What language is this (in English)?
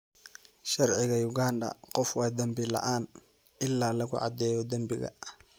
Somali